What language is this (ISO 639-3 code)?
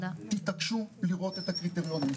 heb